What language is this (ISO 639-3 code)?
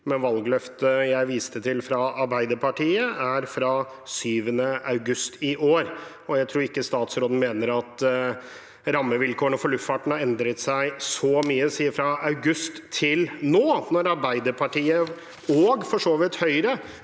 nor